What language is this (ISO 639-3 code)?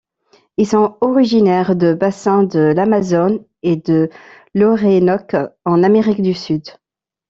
fra